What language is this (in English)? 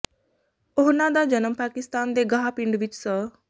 Punjabi